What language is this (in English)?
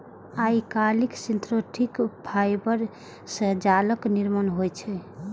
Maithili